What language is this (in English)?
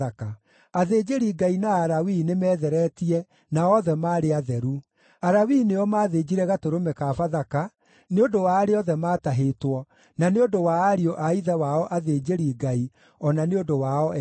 Kikuyu